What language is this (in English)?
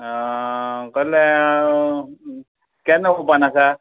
Konkani